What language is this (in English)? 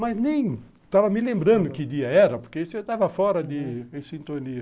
Portuguese